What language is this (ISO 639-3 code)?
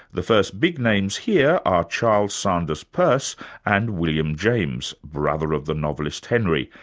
eng